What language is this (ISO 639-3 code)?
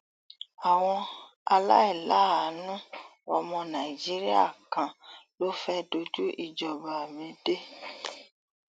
yor